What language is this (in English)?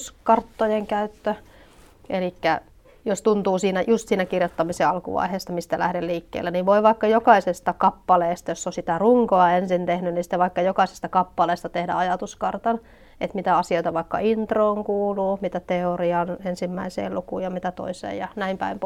Finnish